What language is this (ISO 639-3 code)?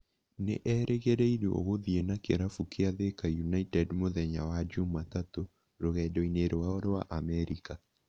kik